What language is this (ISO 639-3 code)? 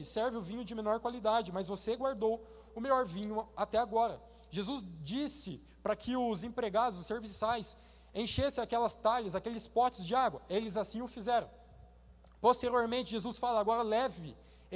por